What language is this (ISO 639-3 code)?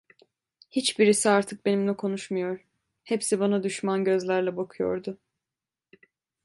tur